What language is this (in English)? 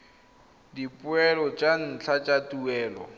Tswana